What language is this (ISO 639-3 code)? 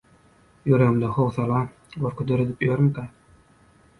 tuk